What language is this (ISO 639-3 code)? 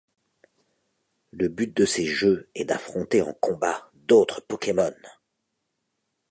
fra